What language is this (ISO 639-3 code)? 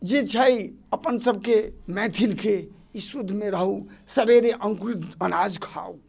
mai